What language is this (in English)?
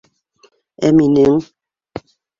Bashkir